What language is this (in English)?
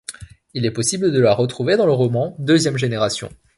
French